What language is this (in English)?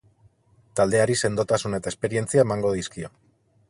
Basque